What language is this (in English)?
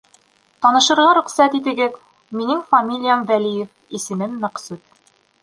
Bashkir